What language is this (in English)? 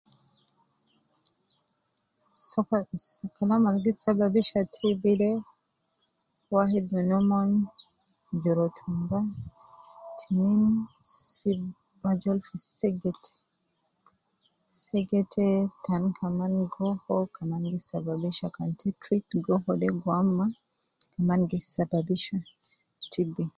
Nubi